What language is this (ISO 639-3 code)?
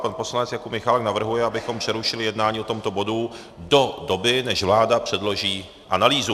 ces